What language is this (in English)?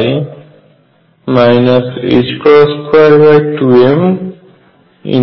Bangla